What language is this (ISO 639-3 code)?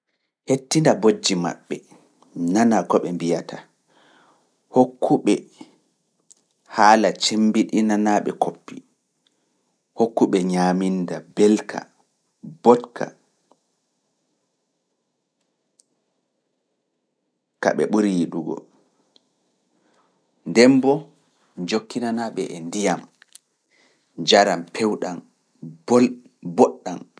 ful